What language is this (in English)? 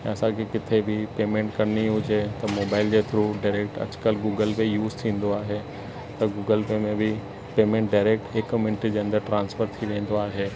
Sindhi